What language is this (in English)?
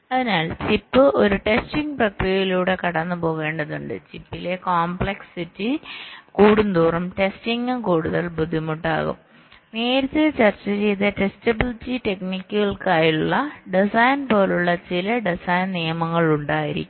Malayalam